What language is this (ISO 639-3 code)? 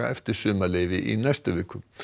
isl